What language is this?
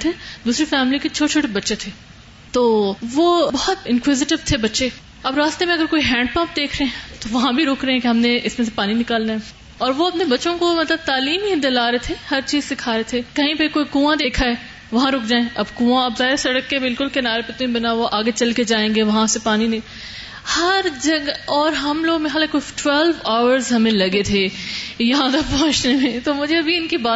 Urdu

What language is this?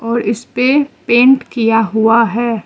Hindi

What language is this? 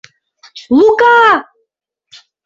Mari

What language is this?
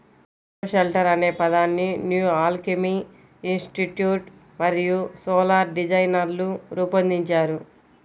Telugu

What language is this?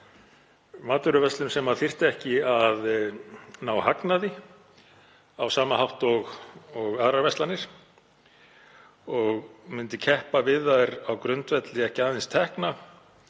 Icelandic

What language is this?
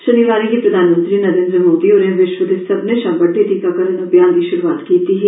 Dogri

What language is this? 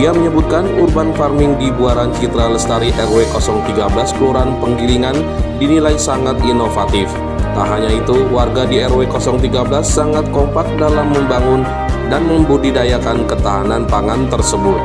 Indonesian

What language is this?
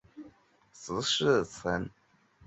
Chinese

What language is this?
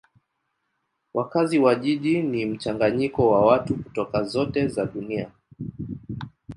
Swahili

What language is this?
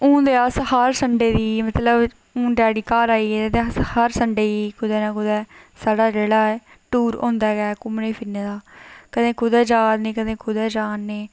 Dogri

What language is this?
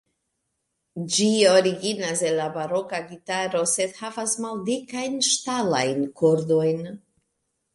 Esperanto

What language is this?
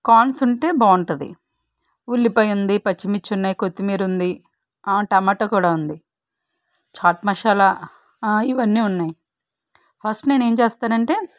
Telugu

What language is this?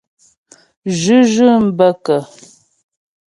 Ghomala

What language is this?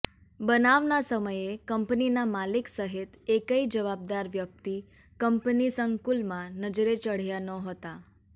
Gujarati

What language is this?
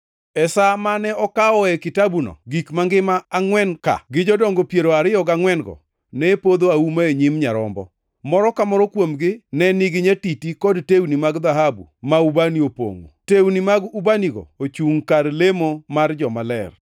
Luo (Kenya and Tanzania)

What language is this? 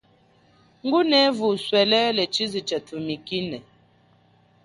Chokwe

